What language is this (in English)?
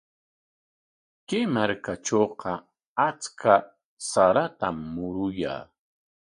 Corongo Ancash Quechua